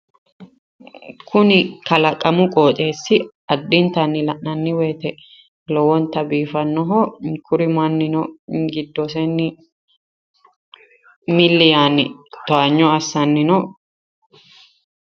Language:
Sidamo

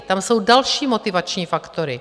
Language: Czech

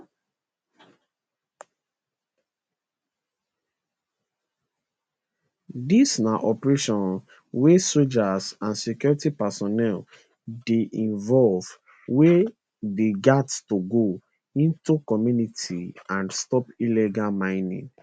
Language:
Nigerian Pidgin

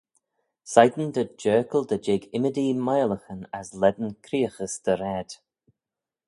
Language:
Manx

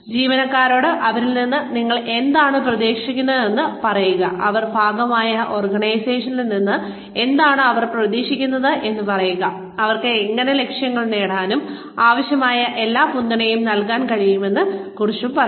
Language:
Malayalam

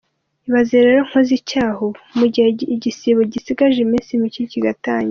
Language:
Kinyarwanda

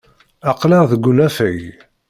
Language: Kabyle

